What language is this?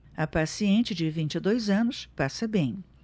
Portuguese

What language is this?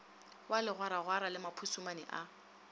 Northern Sotho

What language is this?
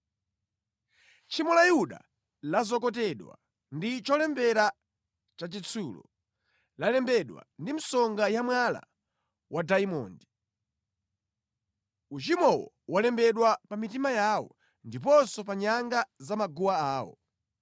Nyanja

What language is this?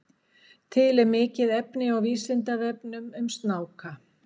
Icelandic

